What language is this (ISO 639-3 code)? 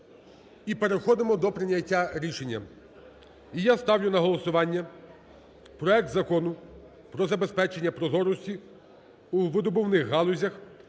ukr